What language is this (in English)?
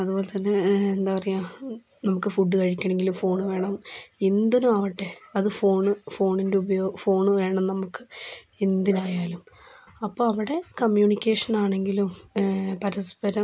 Malayalam